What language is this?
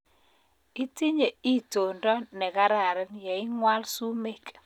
Kalenjin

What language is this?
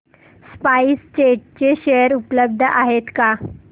Marathi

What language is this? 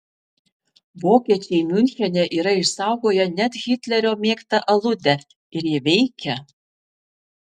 Lithuanian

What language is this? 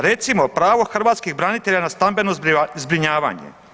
Croatian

